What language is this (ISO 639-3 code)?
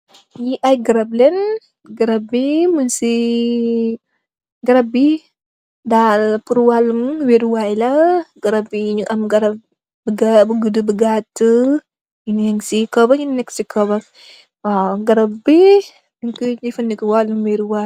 wol